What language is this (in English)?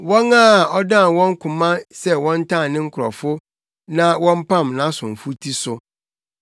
Akan